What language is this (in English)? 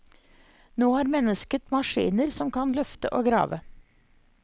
Norwegian